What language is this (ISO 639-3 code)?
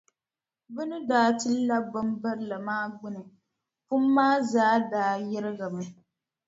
dag